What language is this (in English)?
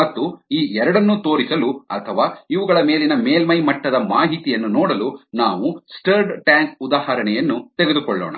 Kannada